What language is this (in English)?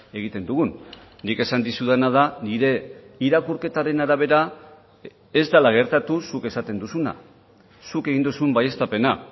Basque